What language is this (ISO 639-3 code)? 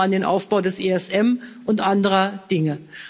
deu